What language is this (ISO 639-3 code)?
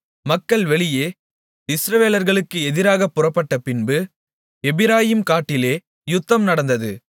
tam